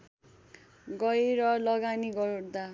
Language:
Nepali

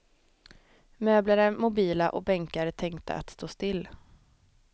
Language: Swedish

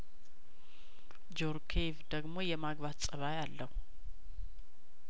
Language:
Amharic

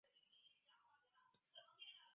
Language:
Chinese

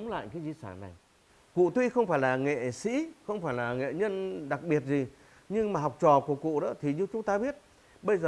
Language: Vietnamese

